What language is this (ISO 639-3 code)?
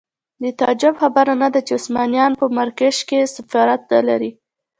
pus